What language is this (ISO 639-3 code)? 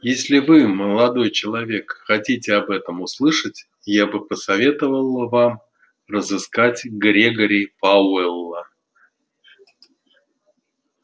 rus